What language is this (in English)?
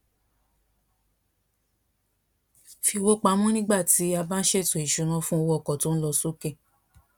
Yoruba